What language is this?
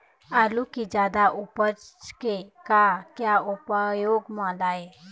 Chhattisgarhi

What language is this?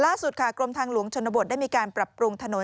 Thai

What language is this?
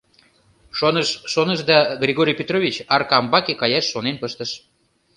Mari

